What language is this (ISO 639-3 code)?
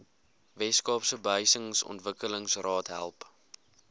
afr